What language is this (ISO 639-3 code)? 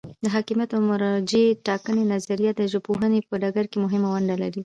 pus